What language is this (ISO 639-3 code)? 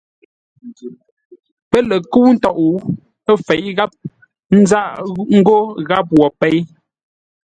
nla